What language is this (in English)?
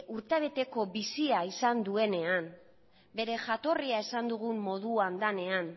Basque